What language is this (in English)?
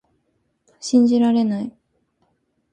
Japanese